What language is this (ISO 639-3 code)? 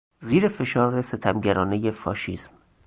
fas